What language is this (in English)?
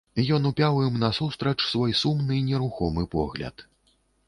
Belarusian